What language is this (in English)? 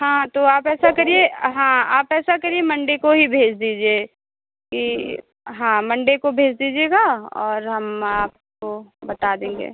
Hindi